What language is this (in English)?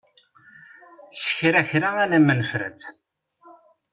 Kabyle